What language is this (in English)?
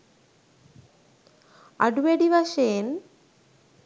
Sinhala